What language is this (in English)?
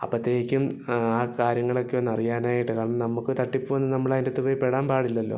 Malayalam